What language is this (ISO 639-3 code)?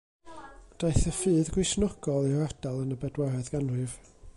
cym